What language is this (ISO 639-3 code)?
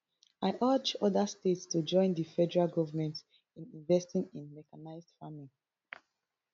pcm